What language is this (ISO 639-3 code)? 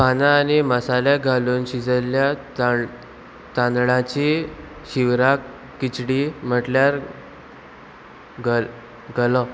kok